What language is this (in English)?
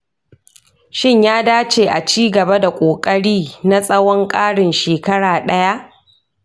Hausa